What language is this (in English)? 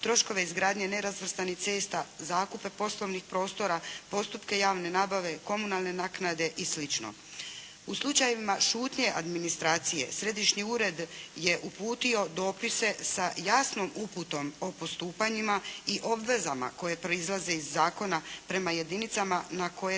Croatian